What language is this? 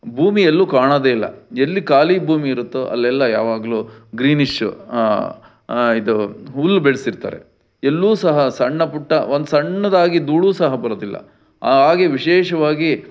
Kannada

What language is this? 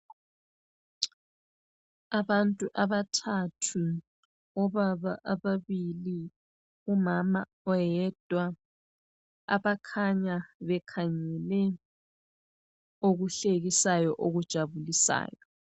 North Ndebele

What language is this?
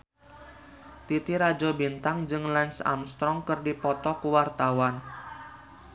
Sundanese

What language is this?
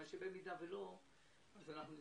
Hebrew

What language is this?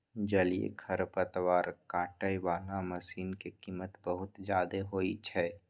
Maithili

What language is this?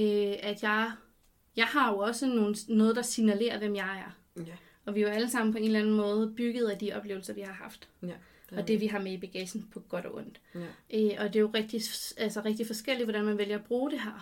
Danish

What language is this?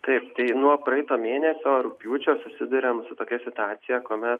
Lithuanian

